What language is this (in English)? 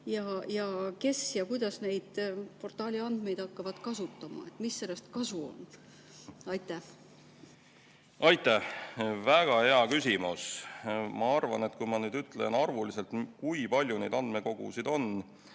Estonian